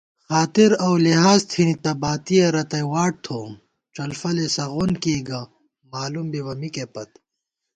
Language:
Gawar-Bati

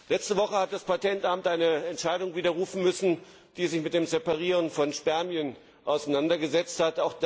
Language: German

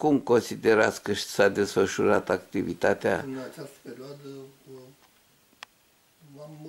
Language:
Romanian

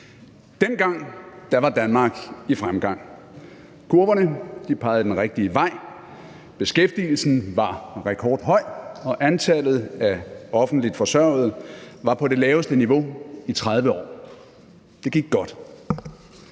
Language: Danish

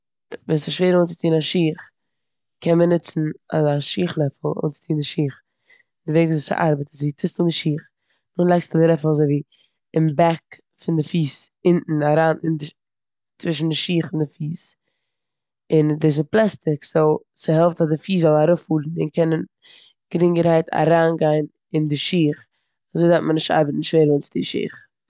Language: Yiddish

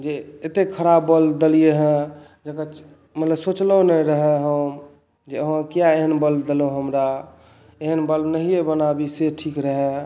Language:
Maithili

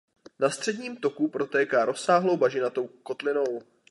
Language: Czech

